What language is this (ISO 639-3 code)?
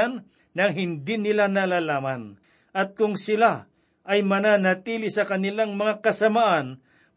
fil